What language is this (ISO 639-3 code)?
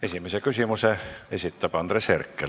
est